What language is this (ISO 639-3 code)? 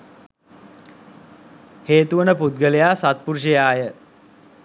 sin